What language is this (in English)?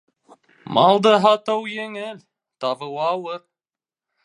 Bashkir